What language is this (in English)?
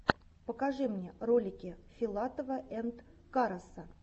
Russian